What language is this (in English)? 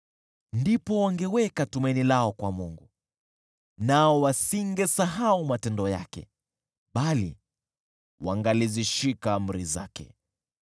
Swahili